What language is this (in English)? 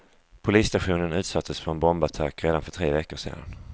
Swedish